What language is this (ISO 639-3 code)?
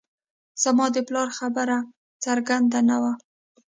pus